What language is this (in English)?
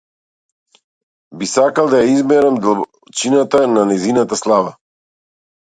Macedonian